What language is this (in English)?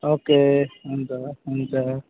Nepali